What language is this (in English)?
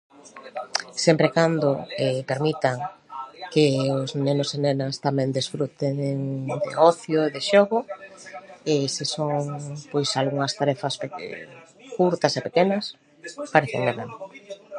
Galician